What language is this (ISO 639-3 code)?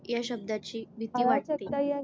mar